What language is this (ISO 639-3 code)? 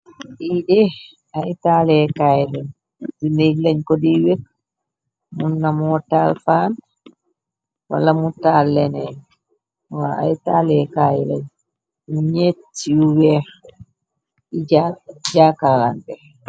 wol